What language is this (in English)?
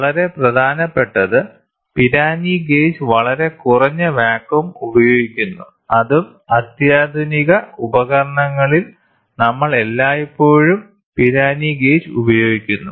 Malayalam